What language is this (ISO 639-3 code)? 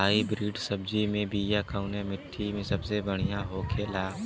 bho